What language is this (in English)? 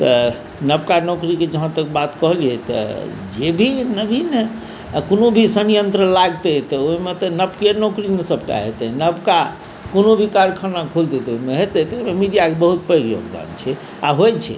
Maithili